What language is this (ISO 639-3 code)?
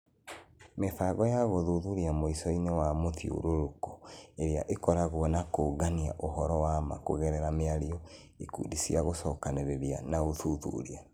kik